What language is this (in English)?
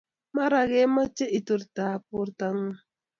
Kalenjin